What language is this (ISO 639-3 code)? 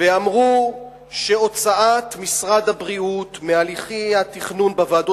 heb